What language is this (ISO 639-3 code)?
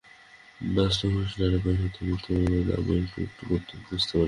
ben